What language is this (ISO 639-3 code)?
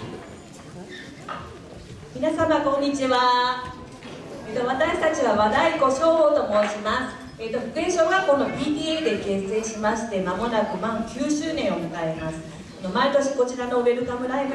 jpn